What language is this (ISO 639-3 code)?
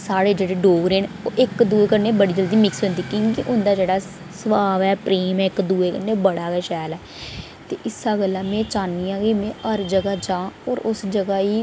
doi